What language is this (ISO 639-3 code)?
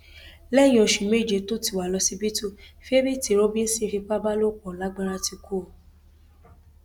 yor